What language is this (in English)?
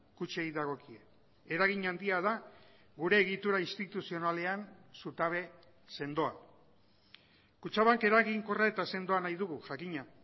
Basque